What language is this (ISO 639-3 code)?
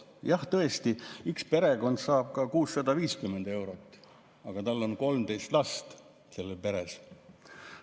est